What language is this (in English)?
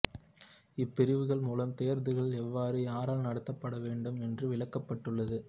Tamil